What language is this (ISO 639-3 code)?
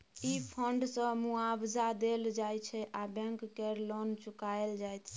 mai